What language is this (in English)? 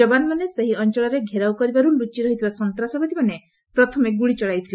Odia